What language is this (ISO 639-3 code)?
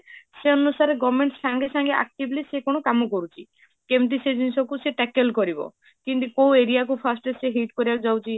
ori